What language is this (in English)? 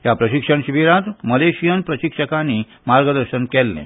Konkani